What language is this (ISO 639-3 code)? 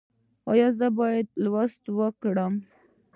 pus